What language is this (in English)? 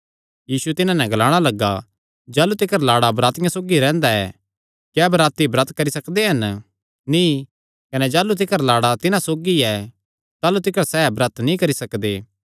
Kangri